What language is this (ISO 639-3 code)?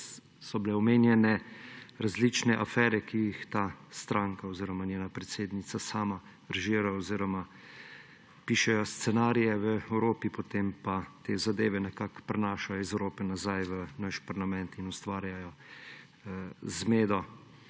slv